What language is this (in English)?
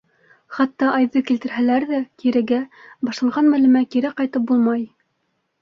Bashkir